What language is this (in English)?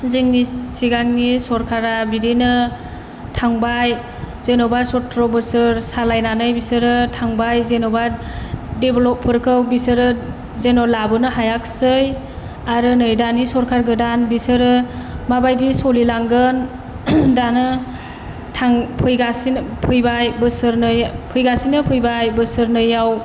Bodo